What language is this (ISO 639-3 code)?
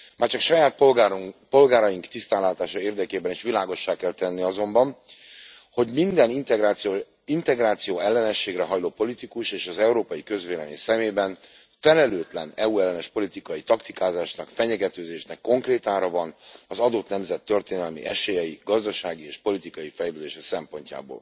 hun